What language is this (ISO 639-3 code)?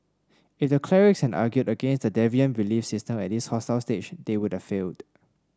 eng